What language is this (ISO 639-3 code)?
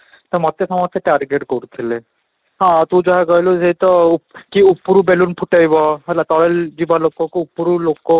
ori